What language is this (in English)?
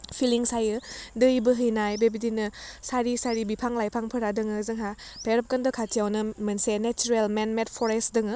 Bodo